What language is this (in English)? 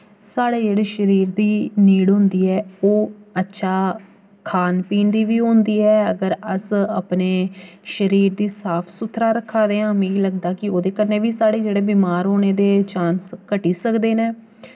Dogri